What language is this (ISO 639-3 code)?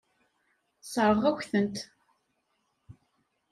kab